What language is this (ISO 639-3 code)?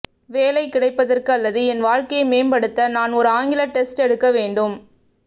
tam